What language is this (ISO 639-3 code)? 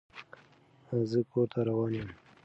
pus